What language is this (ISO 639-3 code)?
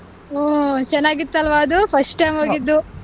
kan